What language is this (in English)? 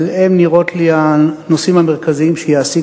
Hebrew